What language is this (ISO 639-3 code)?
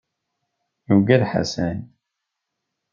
kab